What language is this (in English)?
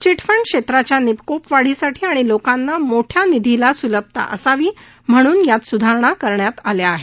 Marathi